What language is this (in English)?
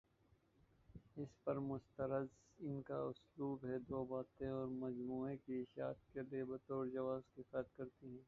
Urdu